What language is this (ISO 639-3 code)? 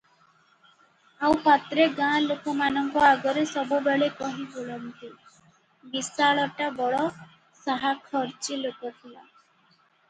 ori